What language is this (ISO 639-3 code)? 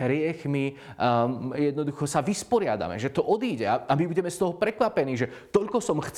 slk